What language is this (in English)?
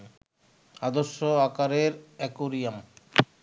Bangla